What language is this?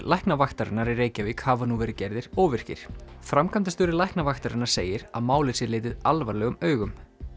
Icelandic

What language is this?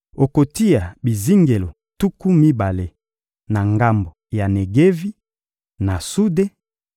Lingala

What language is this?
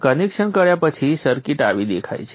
Gujarati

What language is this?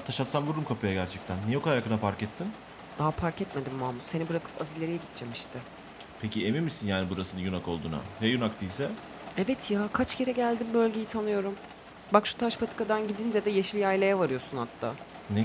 Turkish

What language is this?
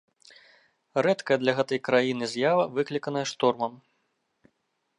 Belarusian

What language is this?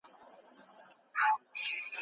Pashto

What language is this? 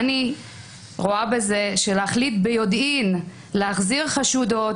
Hebrew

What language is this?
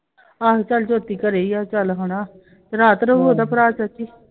Punjabi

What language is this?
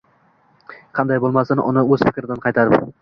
Uzbek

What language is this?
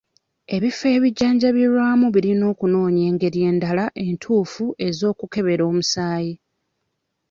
Ganda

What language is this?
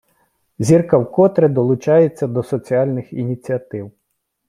Ukrainian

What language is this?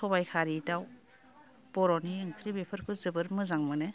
Bodo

